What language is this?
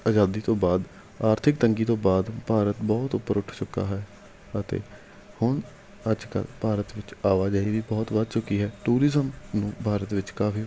Punjabi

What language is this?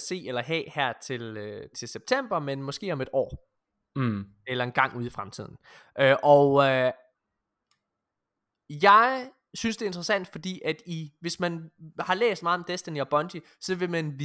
Danish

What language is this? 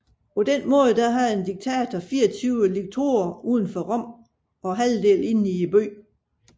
Danish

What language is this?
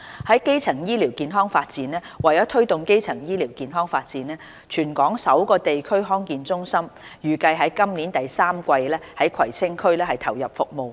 Cantonese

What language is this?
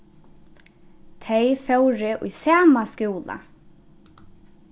Faroese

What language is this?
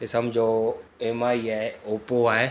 Sindhi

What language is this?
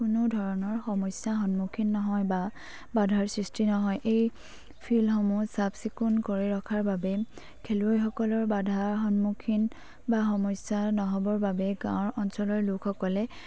Assamese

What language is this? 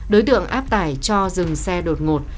Vietnamese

